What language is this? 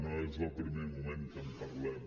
Catalan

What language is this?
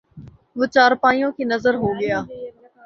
Urdu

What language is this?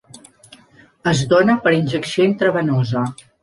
Catalan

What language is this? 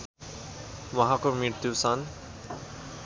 Nepali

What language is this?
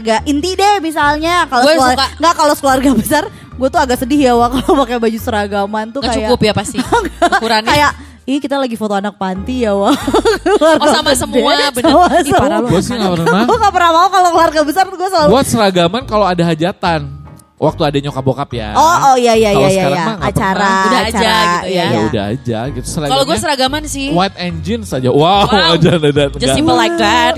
Indonesian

